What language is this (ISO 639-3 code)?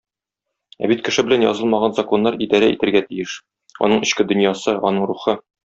tat